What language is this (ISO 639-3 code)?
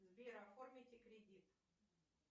rus